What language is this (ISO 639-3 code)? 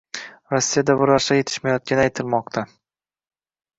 uzb